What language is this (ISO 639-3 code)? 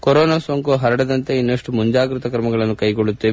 kan